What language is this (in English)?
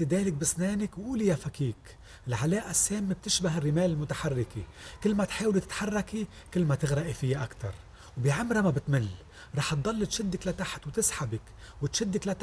Arabic